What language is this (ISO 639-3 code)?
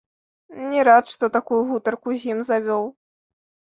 bel